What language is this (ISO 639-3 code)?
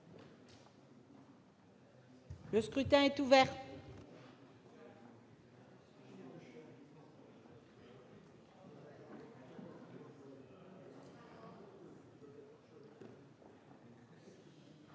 fra